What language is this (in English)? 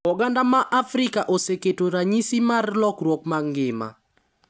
Luo (Kenya and Tanzania)